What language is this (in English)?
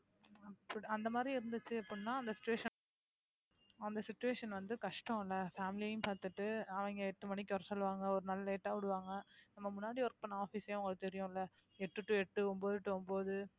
Tamil